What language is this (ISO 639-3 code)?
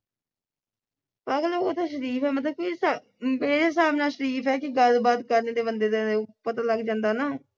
pan